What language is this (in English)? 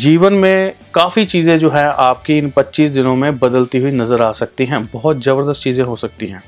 Hindi